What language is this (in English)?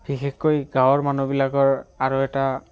Assamese